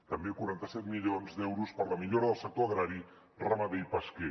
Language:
Catalan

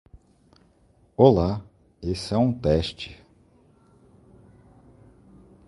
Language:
Portuguese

